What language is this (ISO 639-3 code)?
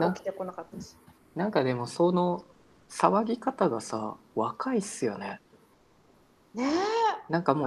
jpn